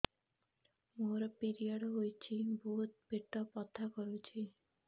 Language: Odia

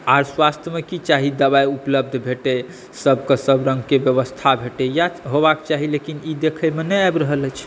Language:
Maithili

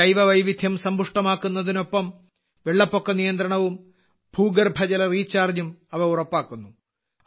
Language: Malayalam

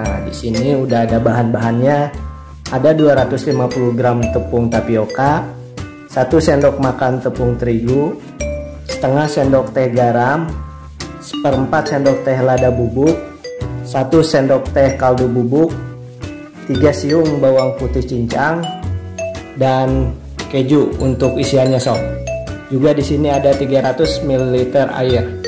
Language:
Indonesian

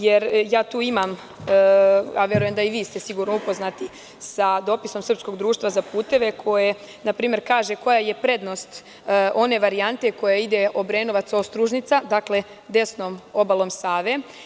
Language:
Serbian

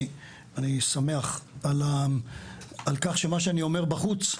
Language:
Hebrew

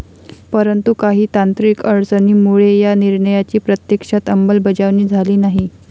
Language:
Marathi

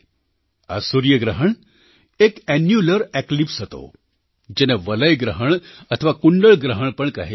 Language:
Gujarati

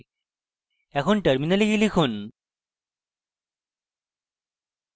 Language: Bangla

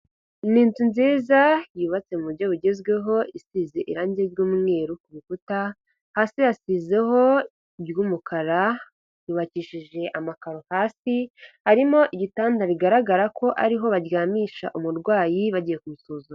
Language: Kinyarwanda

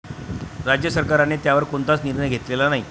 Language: Marathi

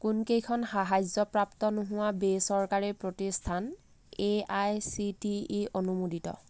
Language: Assamese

